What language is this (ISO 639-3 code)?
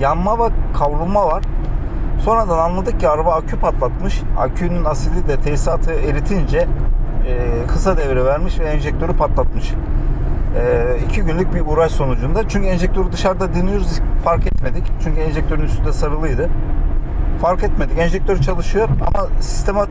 tur